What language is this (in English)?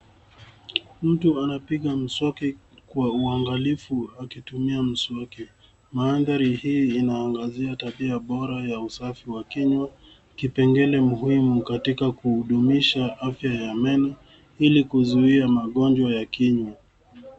Swahili